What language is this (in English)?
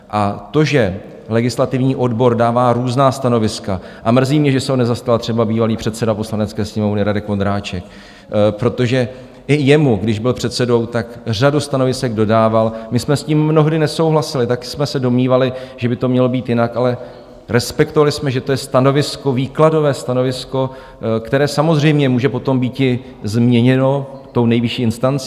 Czech